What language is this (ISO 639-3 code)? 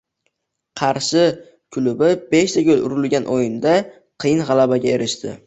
uzb